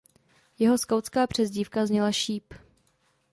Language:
Czech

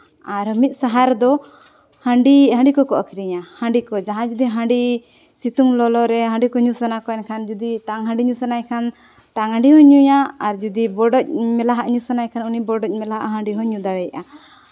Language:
Santali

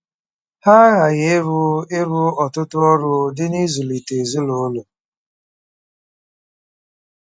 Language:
Igbo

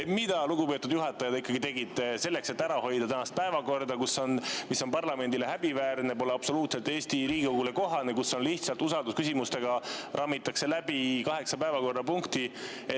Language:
Estonian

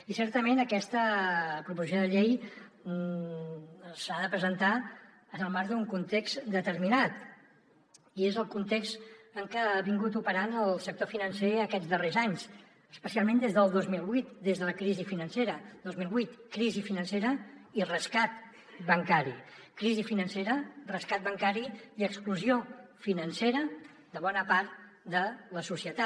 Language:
Catalan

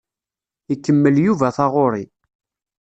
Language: Kabyle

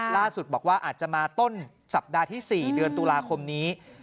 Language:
Thai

